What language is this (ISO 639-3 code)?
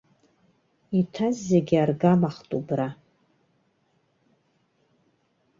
abk